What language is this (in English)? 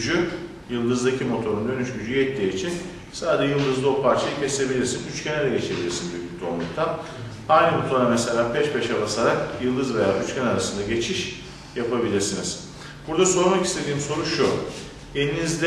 Turkish